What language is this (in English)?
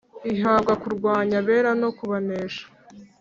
Kinyarwanda